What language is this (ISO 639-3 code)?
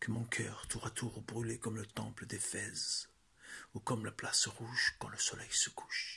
fra